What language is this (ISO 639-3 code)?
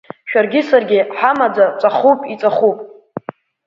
abk